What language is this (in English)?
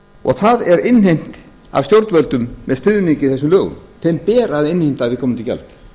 Icelandic